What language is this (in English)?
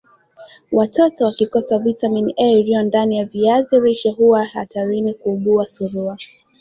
Swahili